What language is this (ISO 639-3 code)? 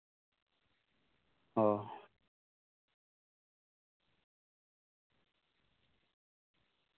sat